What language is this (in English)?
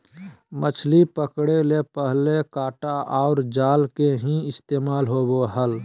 Magahi